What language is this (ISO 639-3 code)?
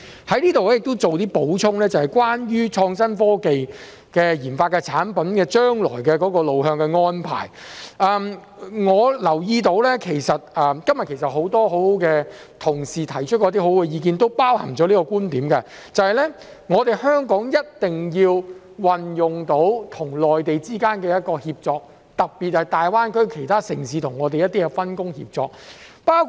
yue